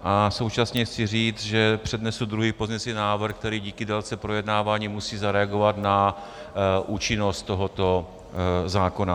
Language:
Czech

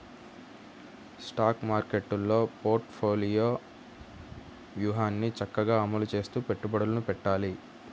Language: Telugu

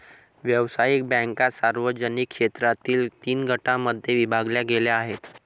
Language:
Marathi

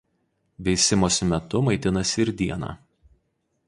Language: Lithuanian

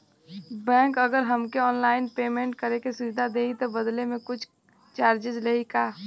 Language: Bhojpuri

